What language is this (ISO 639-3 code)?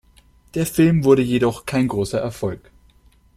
deu